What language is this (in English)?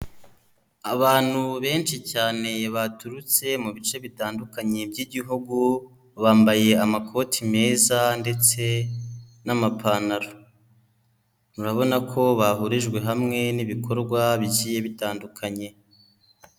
Kinyarwanda